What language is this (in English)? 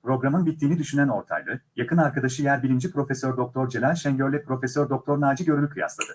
Turkish